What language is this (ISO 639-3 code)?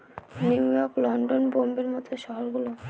ben